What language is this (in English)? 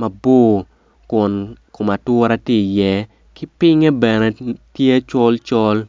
Acoli